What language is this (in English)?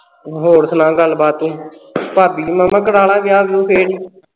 Punjabi